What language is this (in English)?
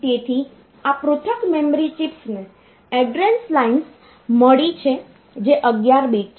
Gujarati